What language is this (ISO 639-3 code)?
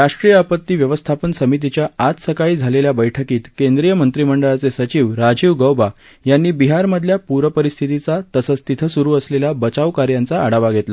mar